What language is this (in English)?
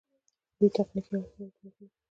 Pashto